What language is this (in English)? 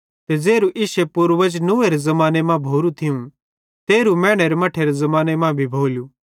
Bhadrawahi